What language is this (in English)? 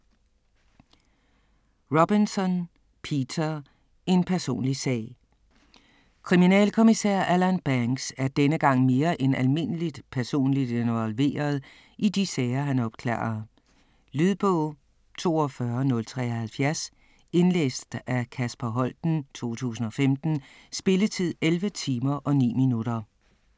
Danish